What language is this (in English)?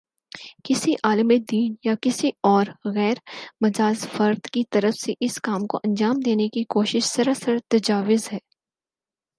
Urdu